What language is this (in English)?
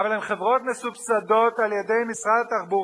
Hebrew